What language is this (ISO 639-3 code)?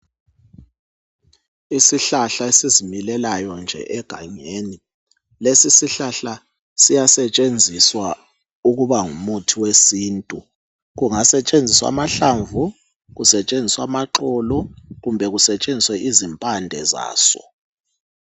nde